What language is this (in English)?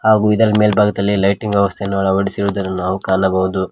Kannada